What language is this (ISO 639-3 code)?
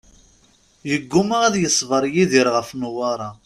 kab